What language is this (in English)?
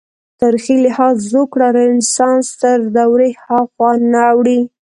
Pashto